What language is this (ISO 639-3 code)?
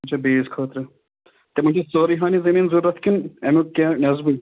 kas